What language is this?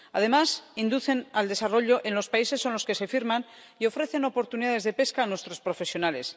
Spanish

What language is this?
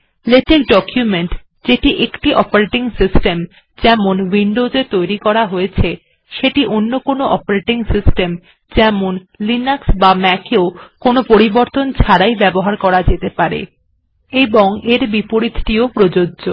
Bangla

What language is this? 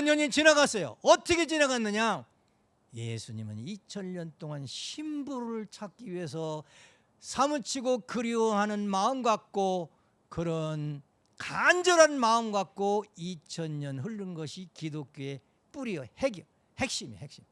Korean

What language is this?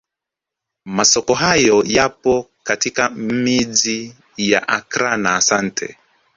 Swahili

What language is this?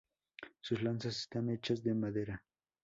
Spanish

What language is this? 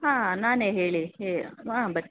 Kannada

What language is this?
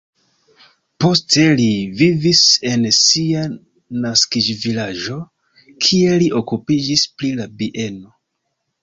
Esperanto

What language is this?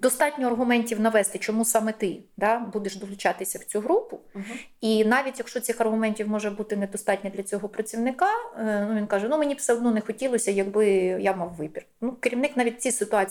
Ukrainian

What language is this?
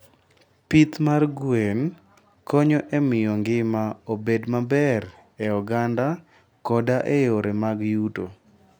Luo (Kenya and Tanzania)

